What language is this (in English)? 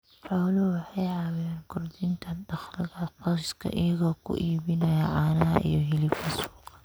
Somali